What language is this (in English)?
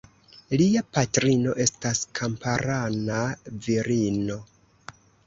Esperanto